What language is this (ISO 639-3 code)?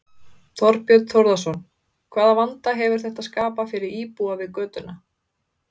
isl